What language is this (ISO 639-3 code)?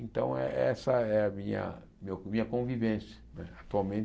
por